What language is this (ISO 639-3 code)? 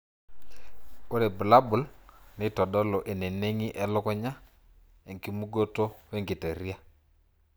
mas